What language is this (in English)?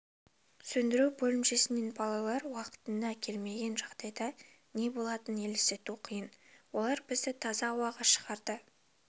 Kazakh